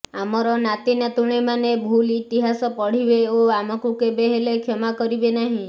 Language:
Odia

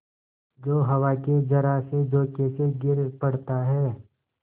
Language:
Hindi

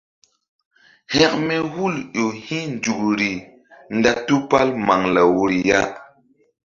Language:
Mbum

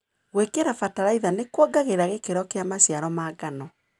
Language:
Kikuyu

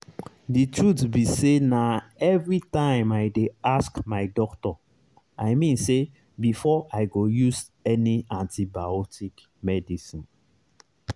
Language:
Nigerian Pidgin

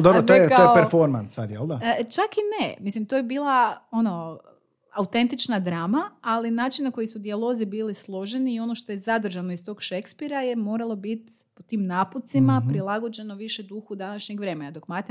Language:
Croatian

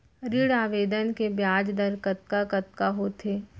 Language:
Chhattisgarhi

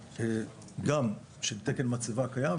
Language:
Hebrew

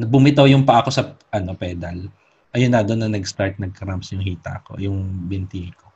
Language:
Filipino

